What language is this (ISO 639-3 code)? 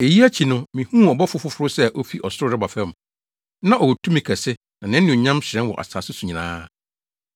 aka